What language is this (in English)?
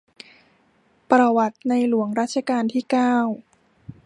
Thai